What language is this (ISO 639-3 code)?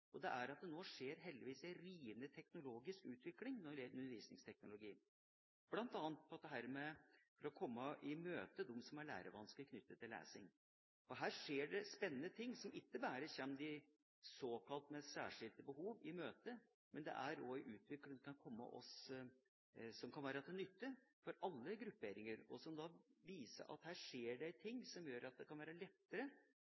nob